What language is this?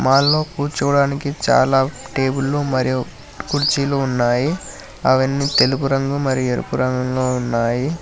Telugu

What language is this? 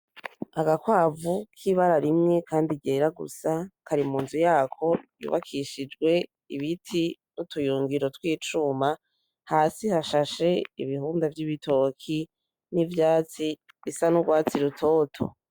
Rundi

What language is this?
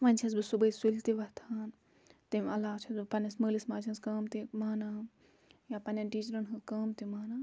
Kashmiri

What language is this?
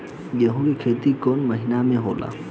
Bhojpuri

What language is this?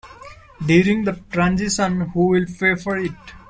English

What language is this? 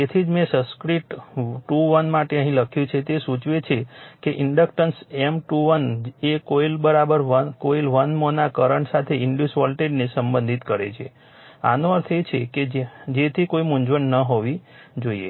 Gujarati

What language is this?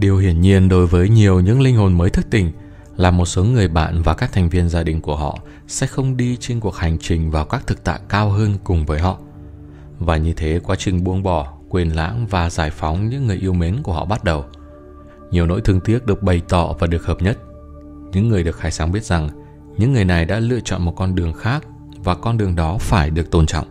Vietnamese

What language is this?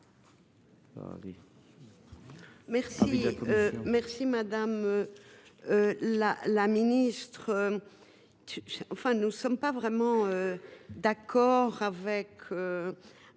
French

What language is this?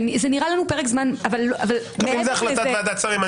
Hebrew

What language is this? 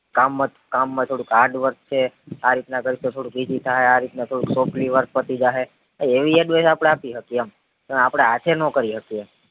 Gujarati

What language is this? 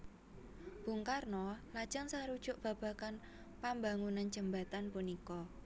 Javanese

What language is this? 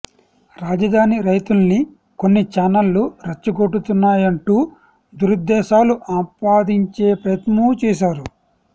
Telugu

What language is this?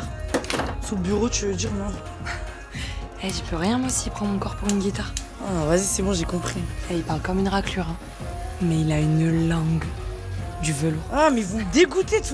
French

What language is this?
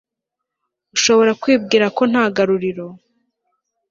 Kinyarwanda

